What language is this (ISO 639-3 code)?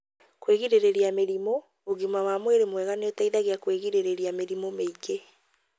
kik